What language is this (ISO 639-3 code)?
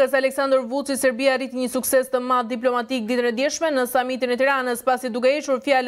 ron